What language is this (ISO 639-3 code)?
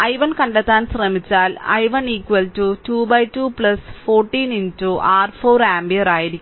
mal